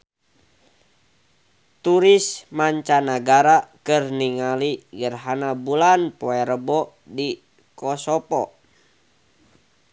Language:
Sundanese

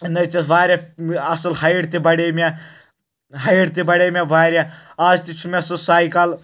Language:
Kashmiri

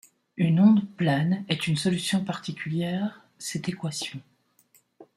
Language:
French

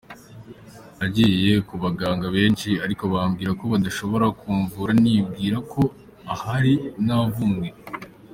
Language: Kinyarwanda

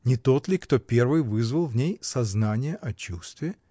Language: Russian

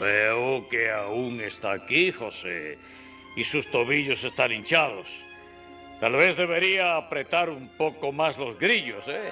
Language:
Spanish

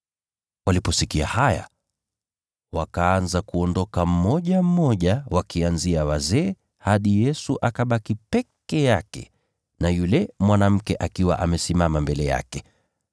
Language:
Swahili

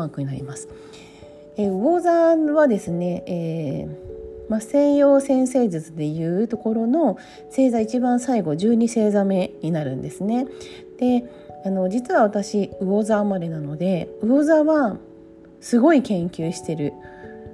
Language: Japanese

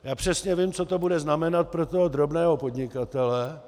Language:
Czech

